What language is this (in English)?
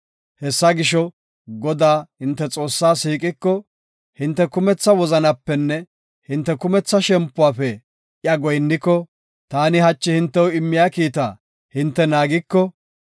Gofa